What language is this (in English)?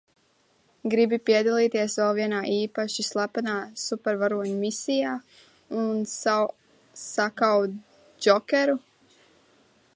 Latvian